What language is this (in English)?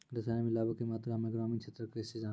Maithili